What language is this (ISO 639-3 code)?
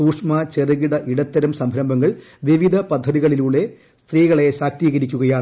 mal